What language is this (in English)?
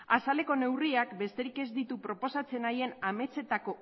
Basque